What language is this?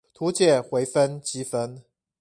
Chinese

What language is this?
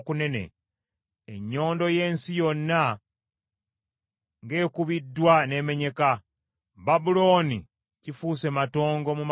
Ganda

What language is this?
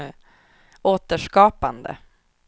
Swedish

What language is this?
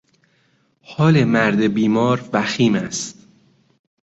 Persian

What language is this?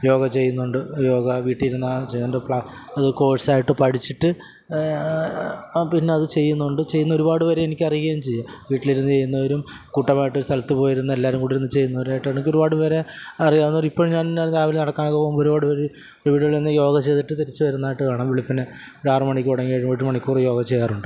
Malayalam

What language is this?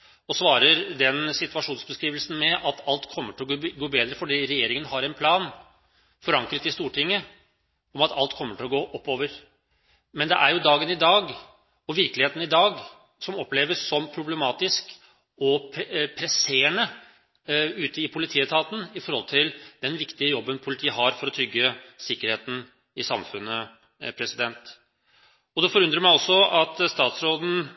Norwegian Bokmål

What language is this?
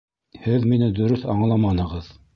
Bashkir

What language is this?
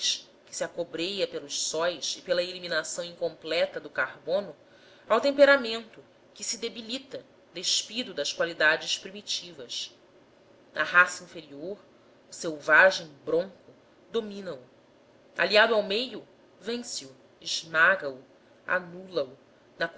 Portuguese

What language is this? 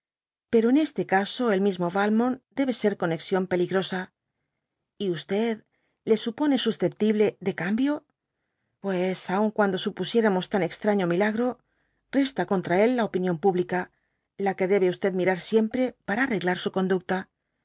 Spanish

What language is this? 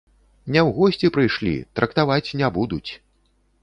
Belarusian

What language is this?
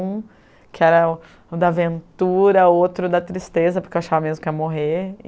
Portuguese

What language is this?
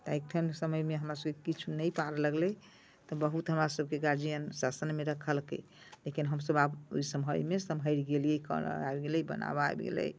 Maithili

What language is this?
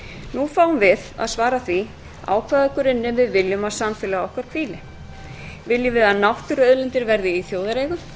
Icelandic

